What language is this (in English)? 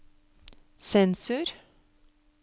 Norwegian